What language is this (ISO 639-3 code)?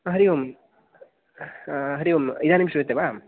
san